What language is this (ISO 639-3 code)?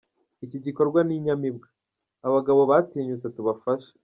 kin